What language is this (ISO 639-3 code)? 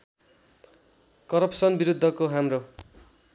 nep